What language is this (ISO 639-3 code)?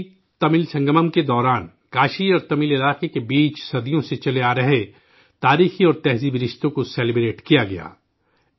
urd